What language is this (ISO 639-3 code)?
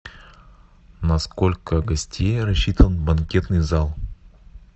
rus